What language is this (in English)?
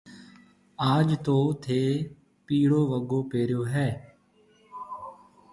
Marwari (Pakistan)